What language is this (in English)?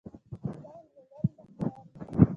Pashto